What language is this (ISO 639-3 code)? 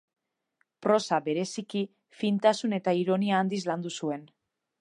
eus